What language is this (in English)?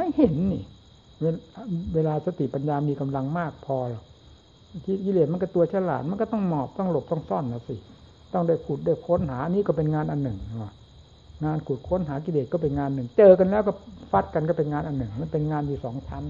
Thai